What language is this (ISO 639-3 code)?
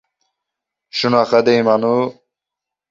uzb